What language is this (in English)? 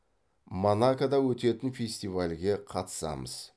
Kazakh